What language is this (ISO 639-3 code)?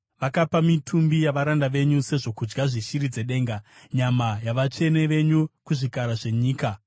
sna